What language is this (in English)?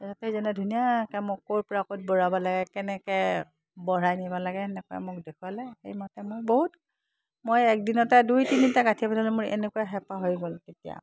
Assamese